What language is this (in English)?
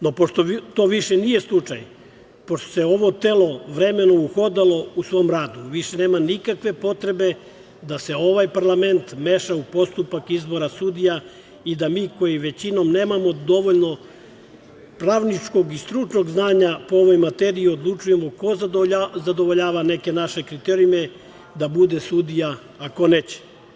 Serbian